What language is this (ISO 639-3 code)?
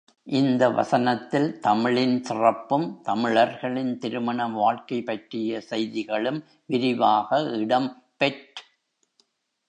tam